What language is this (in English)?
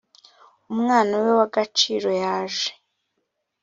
Kinyarwanda